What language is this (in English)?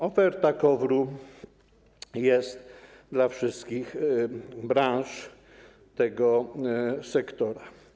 Polish